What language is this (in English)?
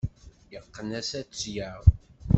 Kabyle